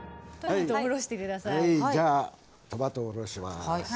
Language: Japanese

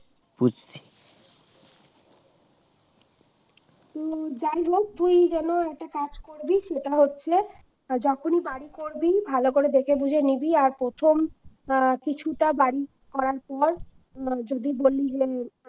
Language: Bangla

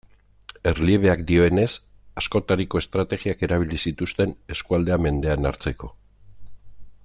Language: Basque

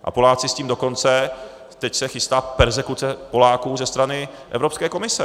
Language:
Czech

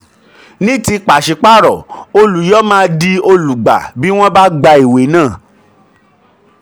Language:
Yoruba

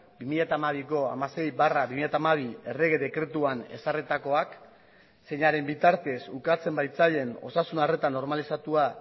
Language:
Basque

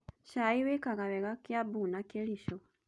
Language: Kikuyu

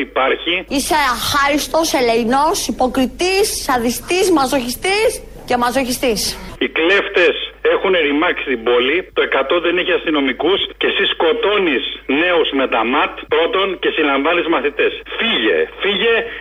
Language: Greek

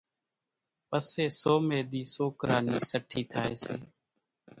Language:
Kachi Koli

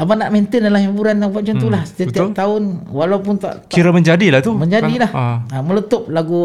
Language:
Malay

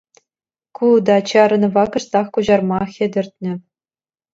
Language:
Chuvash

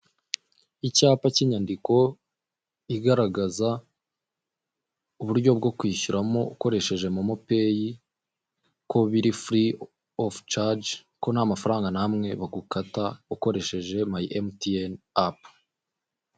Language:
Kinyarwanda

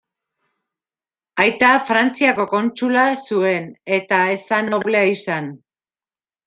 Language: Basque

